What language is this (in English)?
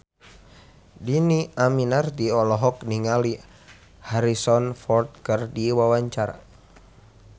Sundanese